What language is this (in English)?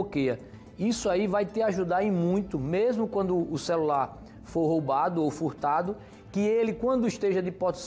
Portuguese